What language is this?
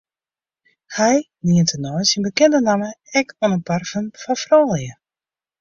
Western Frisian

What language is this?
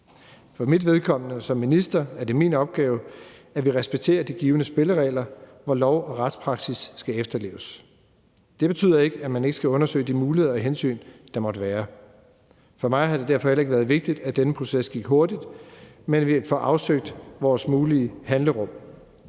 Danish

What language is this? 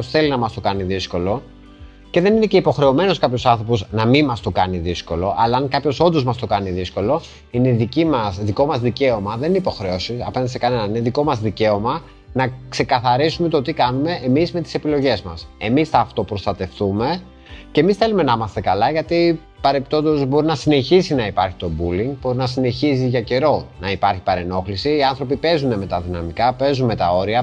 Greek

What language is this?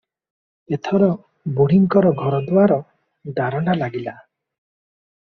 Odia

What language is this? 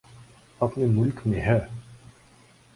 Urdu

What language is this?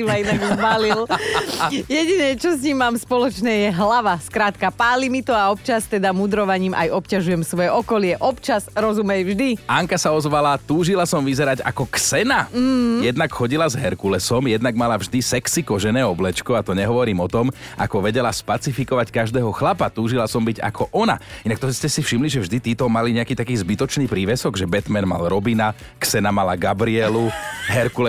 Slovak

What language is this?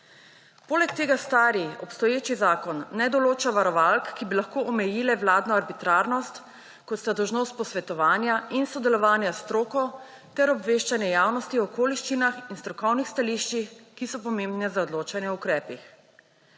Slovenian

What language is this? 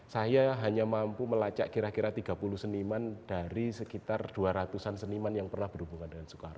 Indonesian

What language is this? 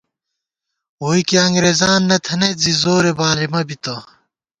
Gawar-Bati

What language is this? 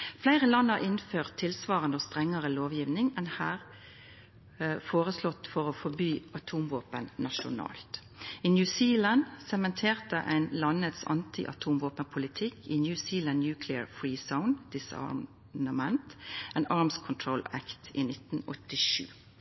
Norwegian Nynorsk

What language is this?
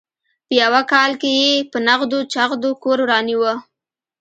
Pashto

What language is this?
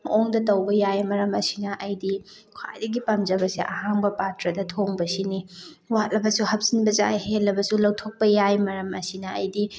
Manipuri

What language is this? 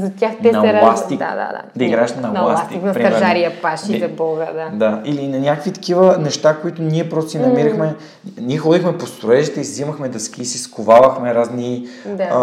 Bulgarian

